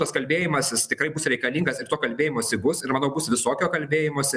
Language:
Lithuanian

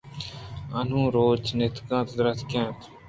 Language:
Eastern Balochi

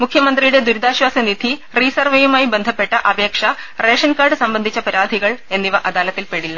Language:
Malayalam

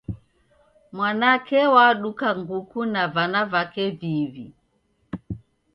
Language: Taita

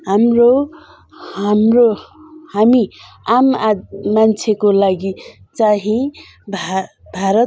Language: Nepali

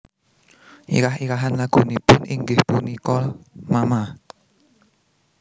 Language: Javanese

